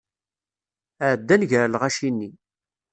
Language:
Kabyle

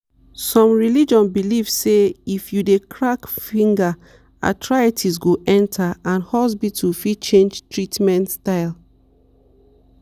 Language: Nigerian Pidgin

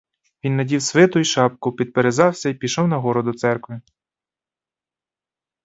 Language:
Ukrainian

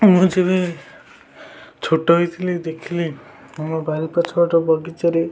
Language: Odia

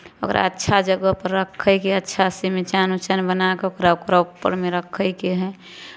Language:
Maithili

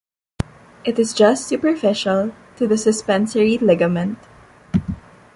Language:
English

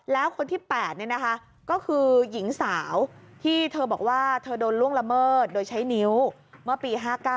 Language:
Thai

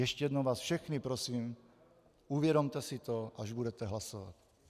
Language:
Czech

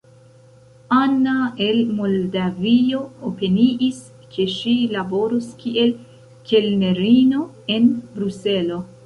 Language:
Esperanto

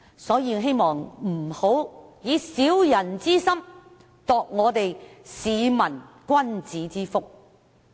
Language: Cantonese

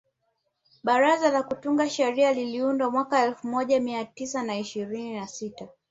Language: Swahili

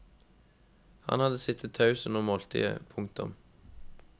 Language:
Norwegian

